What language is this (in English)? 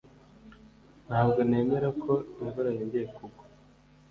Kinyarwanda